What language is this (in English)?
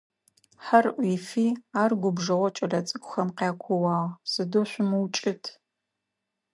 Adyghe